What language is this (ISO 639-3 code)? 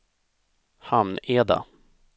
swe